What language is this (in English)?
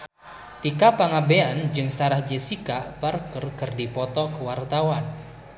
Sundanese